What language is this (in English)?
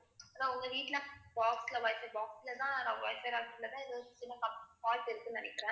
Tamil